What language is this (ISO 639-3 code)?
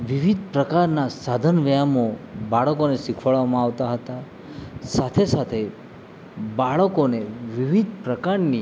guj